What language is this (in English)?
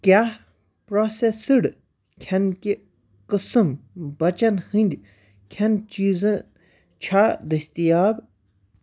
Kashmiri